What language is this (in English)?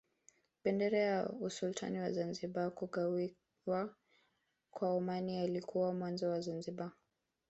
Swahili